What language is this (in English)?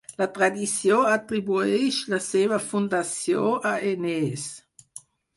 Catalan